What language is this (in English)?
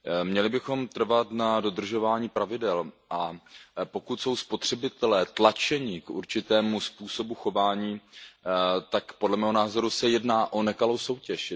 Czech